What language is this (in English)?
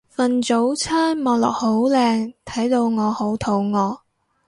Cantonese